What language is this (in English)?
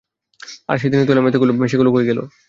Bangla